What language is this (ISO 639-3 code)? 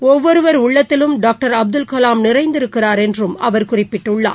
tam